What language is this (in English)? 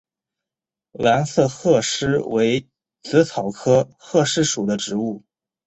Chinese